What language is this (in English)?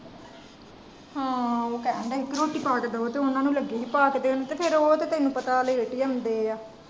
Punjabi